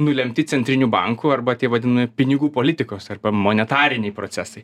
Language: Lithuanian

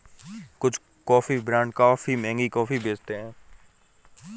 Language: Hindi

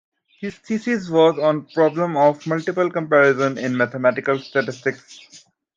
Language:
English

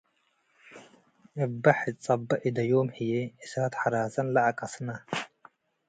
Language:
Tigre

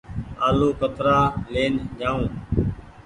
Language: Goaria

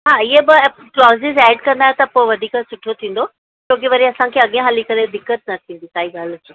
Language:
Sindhi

